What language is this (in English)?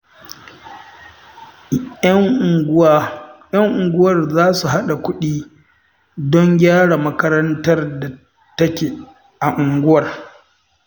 Hausa